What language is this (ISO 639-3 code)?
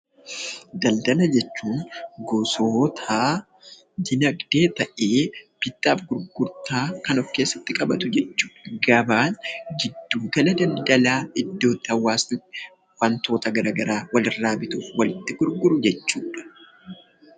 orm